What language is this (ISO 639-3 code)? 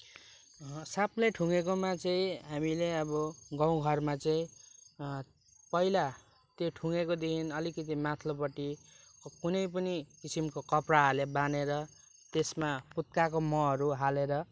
nep